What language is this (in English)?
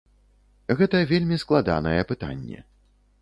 Belarusian